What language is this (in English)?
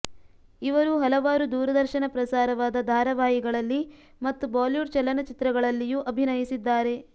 Kannada